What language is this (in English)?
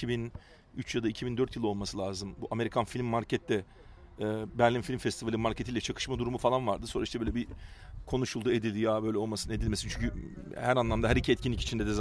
Turkish